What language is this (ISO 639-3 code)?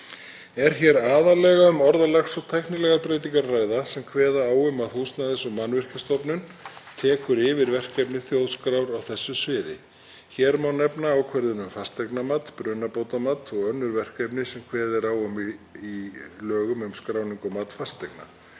isl